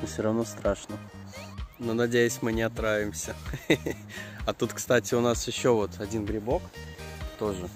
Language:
Russian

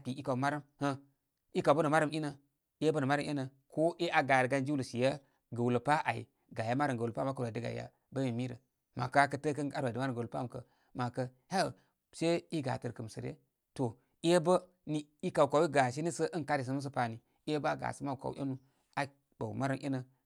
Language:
Koma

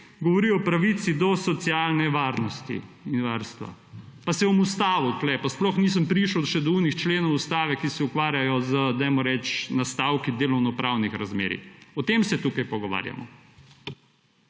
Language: Slovenian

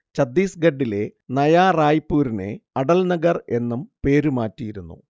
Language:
Malayalam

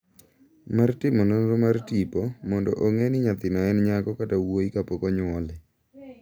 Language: Luo (Kenya and Tanzania)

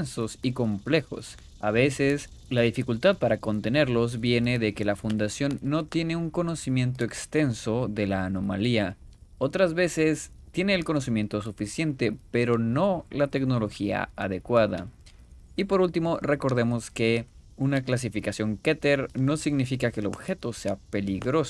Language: Spanish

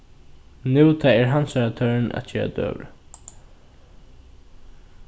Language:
Faroese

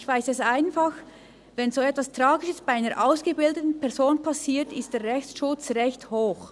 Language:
Swiss German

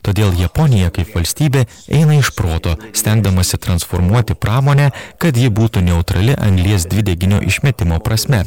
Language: Lithuanian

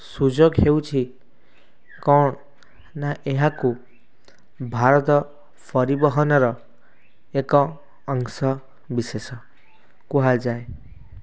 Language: Odia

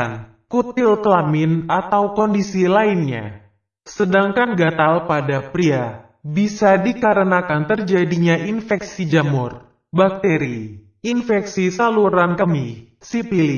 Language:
Indonesian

